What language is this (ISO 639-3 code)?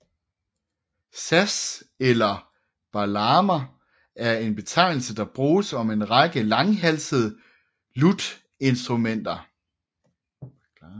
dan